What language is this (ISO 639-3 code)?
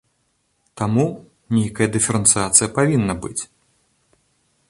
bel